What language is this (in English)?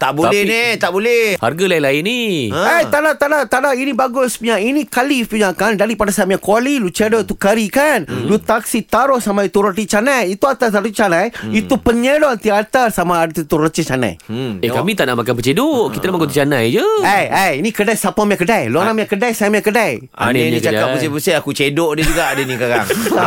Malay